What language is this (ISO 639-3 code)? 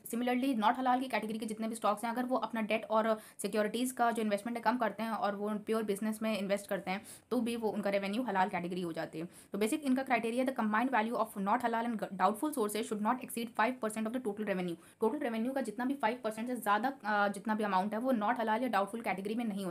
hin